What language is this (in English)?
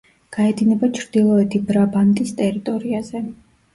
Georgian